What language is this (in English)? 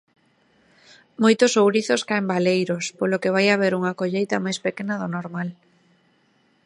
Galician